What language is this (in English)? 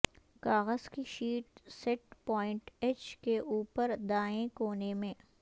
Urdu